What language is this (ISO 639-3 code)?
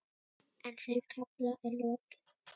isl